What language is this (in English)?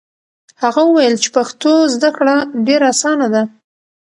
Pashto